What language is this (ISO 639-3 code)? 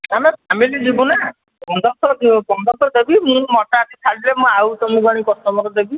ori